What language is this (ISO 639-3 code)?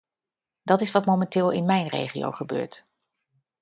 nld